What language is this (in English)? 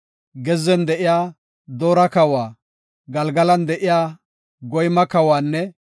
Gofa